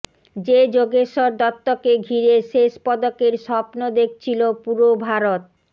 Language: Bangla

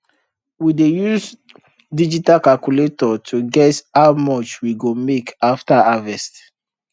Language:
Nigerian Pidgin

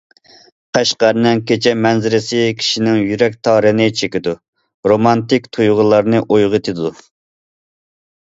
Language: Uyghur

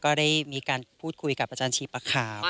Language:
Thai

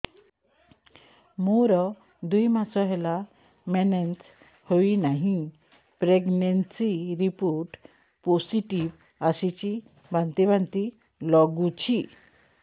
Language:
Odia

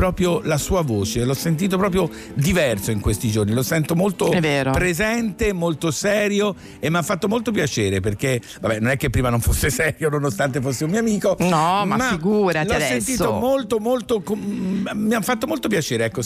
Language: Italian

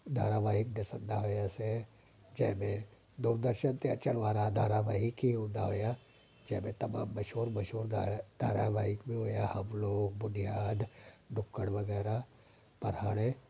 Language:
Sindhi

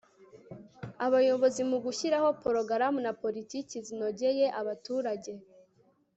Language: Kinyarwanda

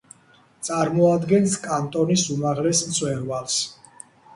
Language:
Georgian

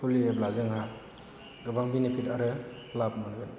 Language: Bodo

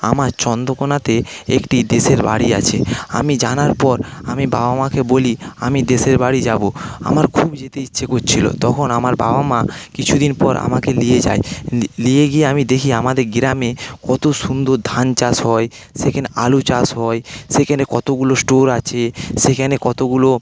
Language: Bangla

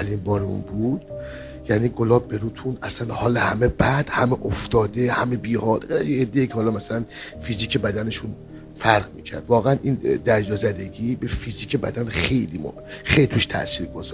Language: Persian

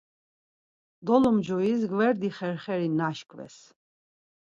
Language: Laz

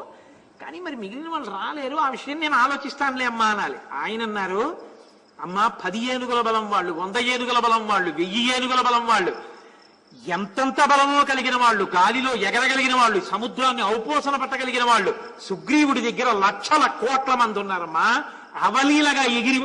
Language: Telugu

